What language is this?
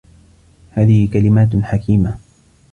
Arabic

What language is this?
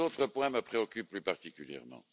French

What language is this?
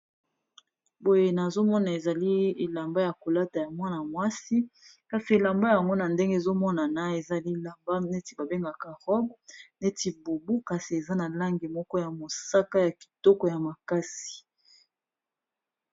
Lingala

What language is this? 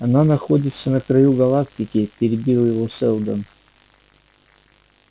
Russian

